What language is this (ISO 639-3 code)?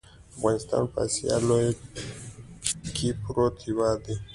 pus